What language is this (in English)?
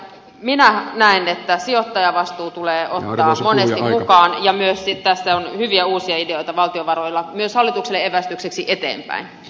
Finnish